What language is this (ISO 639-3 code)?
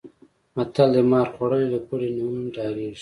pus